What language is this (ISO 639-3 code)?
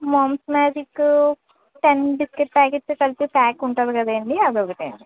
tel